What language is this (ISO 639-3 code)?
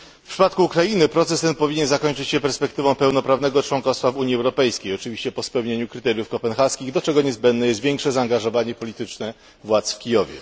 pol